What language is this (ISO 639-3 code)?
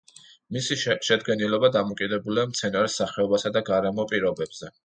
kat